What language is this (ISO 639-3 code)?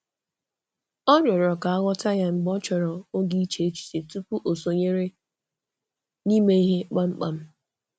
ibo